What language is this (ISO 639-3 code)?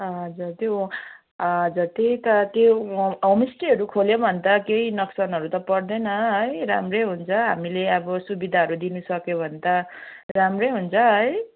nep